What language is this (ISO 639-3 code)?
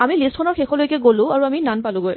asm